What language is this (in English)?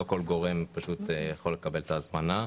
Hebrew